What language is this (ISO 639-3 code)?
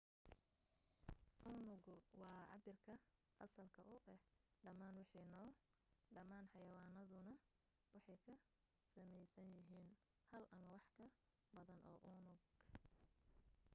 som